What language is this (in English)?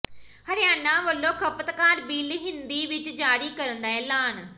Punjabi